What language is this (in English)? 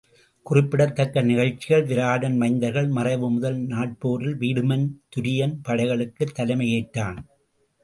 Tamil